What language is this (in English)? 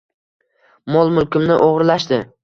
Uzbek